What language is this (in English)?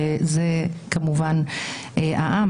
Hebrew